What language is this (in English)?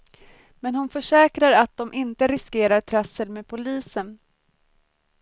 Swedish